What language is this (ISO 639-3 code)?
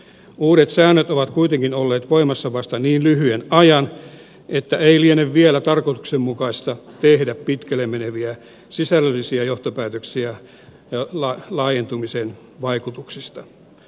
fin